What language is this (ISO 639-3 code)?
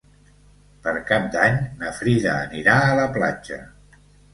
cat